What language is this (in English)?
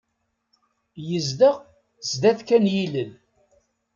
Kabyle